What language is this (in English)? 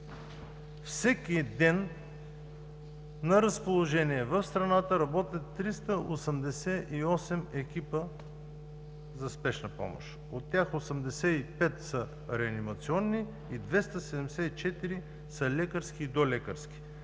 Bulgarian